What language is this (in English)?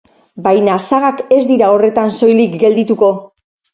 Basque